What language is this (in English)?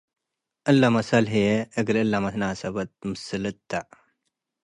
Tigre